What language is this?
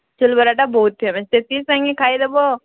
Odia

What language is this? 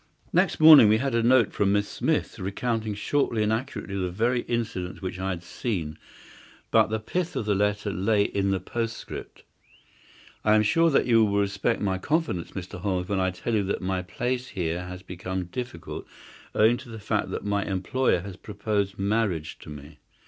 English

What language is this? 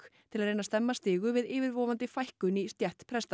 Icelandic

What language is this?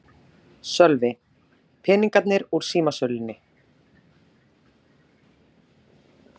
Icelandic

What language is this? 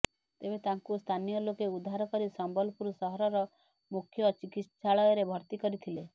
Odia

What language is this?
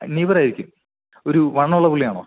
Malayalam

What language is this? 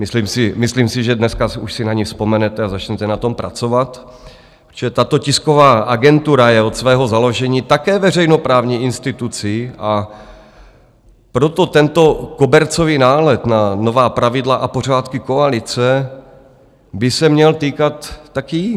Czech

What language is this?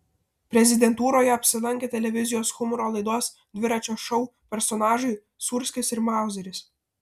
Lithuanian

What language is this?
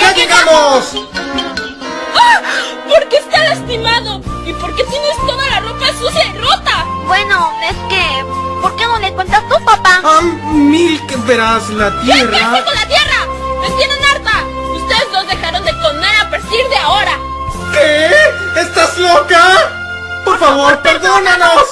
Spanish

